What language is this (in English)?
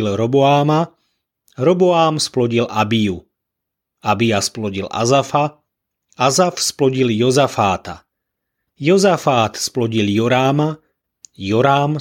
Slovak